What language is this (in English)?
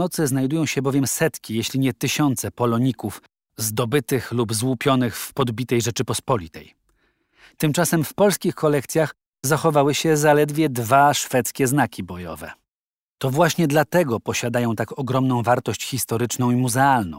Polish